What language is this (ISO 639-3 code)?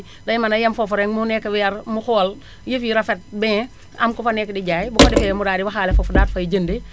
wol